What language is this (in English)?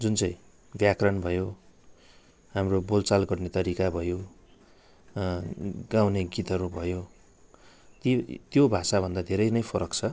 Nepali